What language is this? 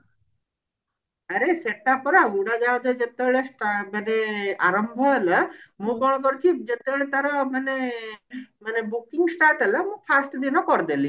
Odia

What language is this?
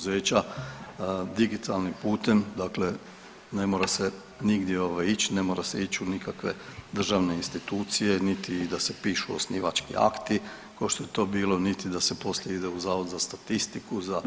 Croatian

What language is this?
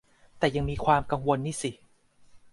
Thai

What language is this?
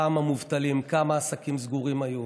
Hebrew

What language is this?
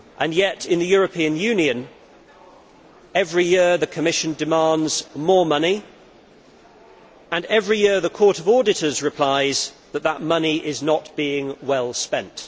English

